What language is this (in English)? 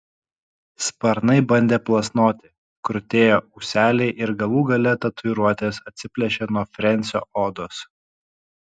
Lithuanian